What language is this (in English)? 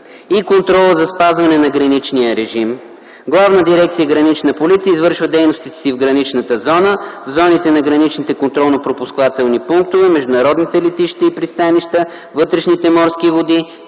Bulgarian